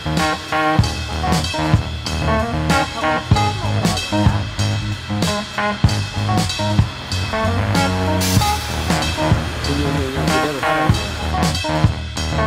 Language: Korean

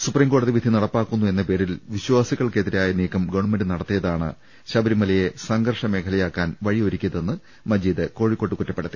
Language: Malayalam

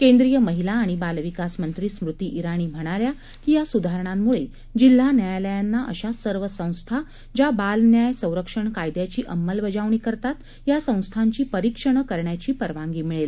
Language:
Marathi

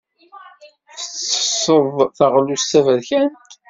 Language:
Kabyle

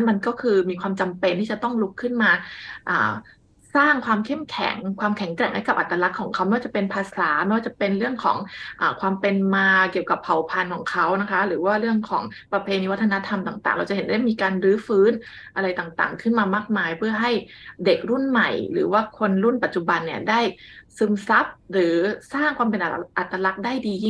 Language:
Thai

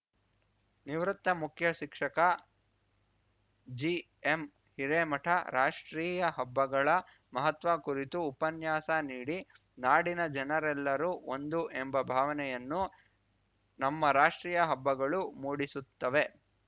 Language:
Kannada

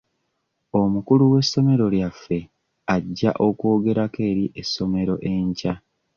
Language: Ganda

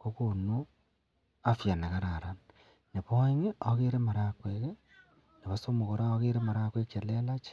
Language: Kalenjin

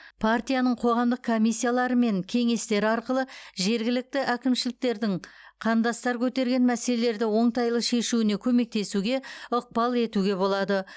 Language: Kazakh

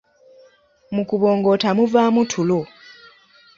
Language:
Ganda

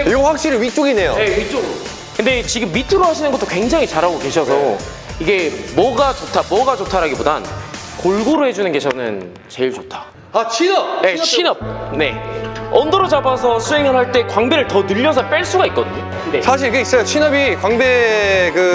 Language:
Korean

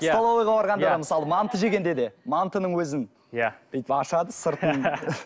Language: Kazakh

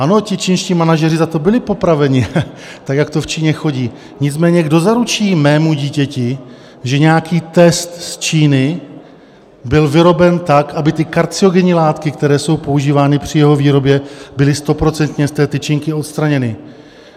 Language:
Czech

